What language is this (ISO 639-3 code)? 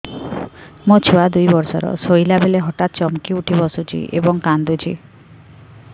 ori